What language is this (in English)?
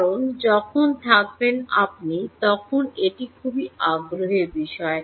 Bangla